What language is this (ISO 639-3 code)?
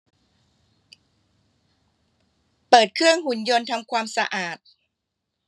tha